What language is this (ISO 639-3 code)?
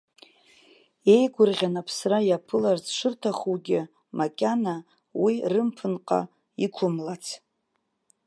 abk